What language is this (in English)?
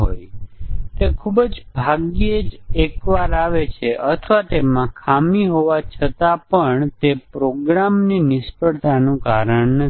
Gujarati